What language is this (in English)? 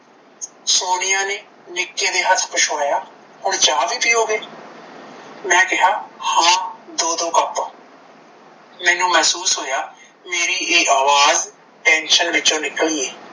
Punjabi